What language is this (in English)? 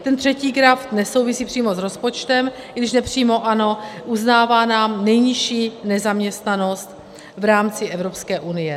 Czech